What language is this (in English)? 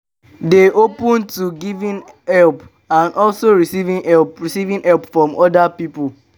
Nigerian Pidgin